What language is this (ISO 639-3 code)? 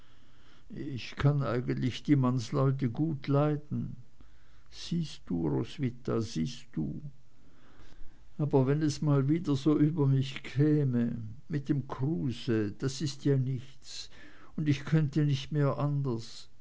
deu